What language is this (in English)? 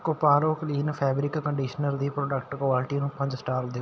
Punjabi